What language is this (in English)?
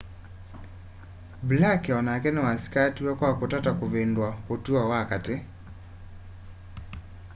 Kamba